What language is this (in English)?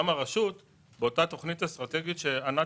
Hebrew